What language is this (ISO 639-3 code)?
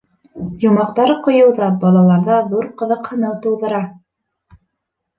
bak